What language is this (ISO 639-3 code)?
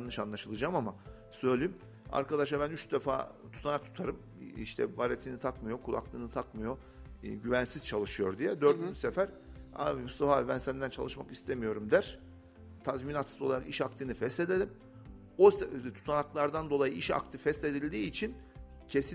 tur